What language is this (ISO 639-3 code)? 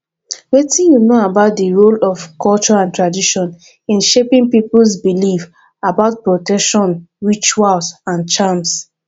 pcm